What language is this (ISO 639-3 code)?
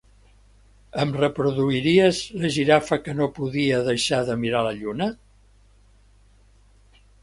cat